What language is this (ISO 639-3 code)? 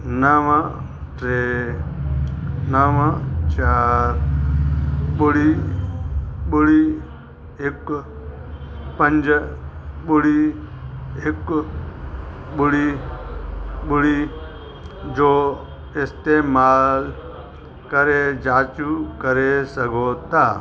snd